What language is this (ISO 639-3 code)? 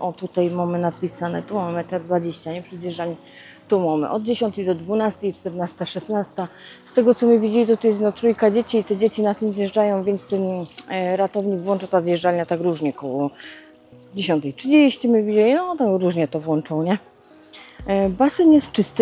pol